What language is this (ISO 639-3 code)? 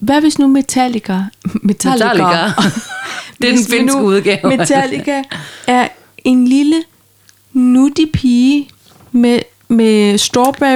dan